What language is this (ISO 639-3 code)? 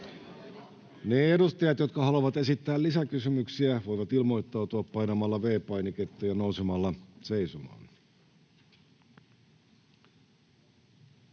fin